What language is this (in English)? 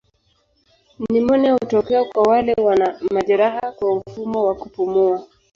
Swahili